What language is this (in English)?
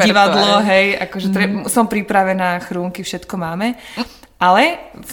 Slovak